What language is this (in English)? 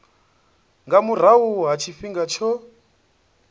Venda